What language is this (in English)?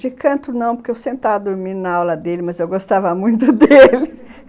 Portuguese